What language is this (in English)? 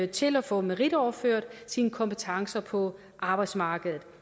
Danish